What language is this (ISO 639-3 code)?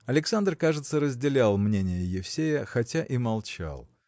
rus